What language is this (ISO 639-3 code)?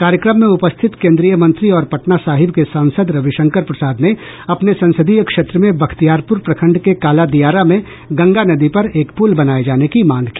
hin